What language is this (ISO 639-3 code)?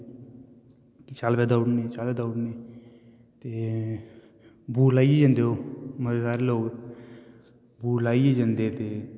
doi